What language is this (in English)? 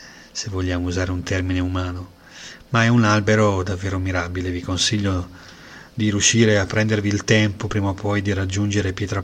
Italian